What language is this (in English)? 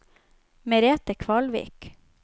Norwegian